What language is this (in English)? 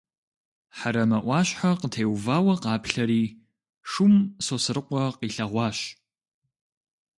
Kabardian